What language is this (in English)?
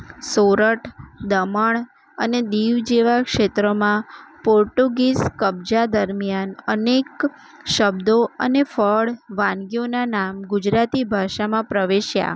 Gujarati